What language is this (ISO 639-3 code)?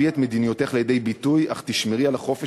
heb